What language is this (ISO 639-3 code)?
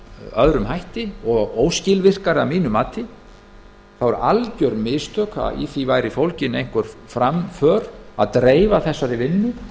isl